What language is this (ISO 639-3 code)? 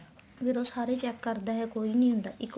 pan